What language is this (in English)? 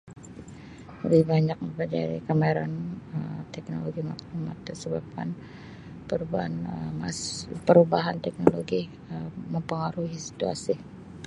Sabah Malay